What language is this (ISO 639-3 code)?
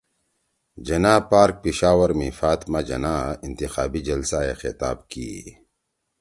trw